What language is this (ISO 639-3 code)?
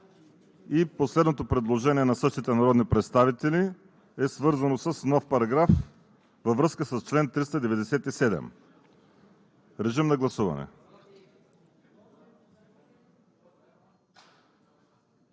bul